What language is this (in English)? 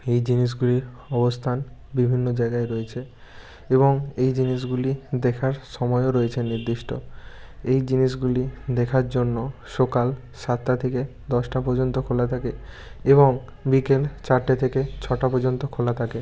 Bangla